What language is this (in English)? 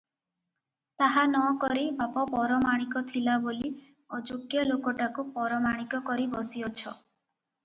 Odia